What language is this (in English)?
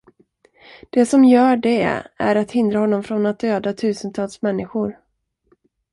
Swedish